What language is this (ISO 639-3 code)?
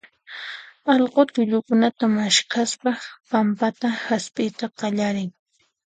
qxp